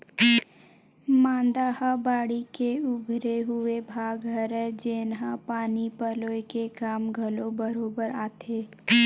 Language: Chhattisgarhi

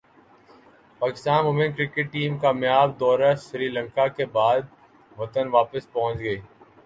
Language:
Urdu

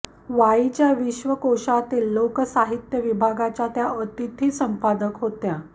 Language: Marathi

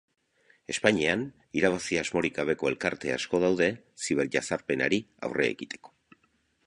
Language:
Basque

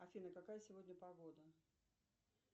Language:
Russian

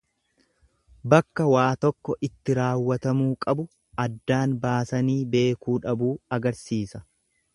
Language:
Oromo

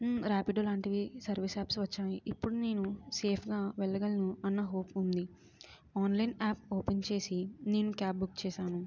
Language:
Telugu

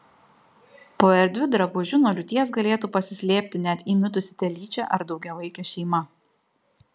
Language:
Lithuanian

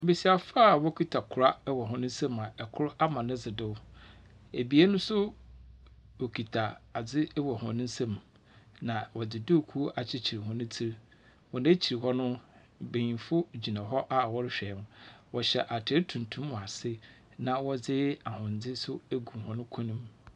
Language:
Akan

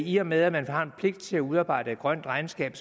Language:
Danish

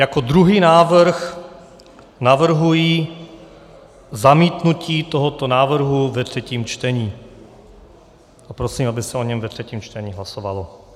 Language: Czech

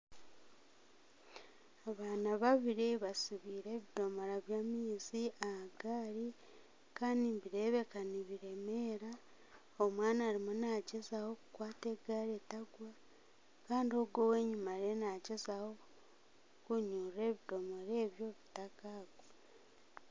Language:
Nyankole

